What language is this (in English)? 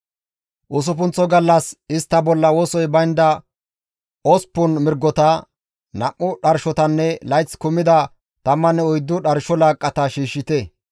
Gamo